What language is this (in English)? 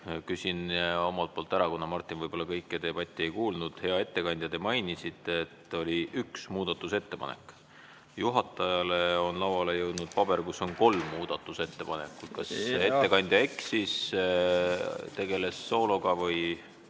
Estonian